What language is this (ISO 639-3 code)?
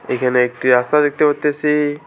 ben